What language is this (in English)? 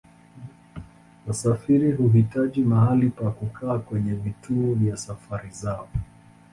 Swahili